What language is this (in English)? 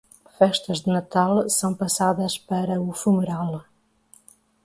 Portuguese